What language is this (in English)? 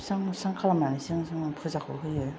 Bodo